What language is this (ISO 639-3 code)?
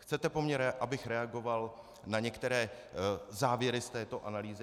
ces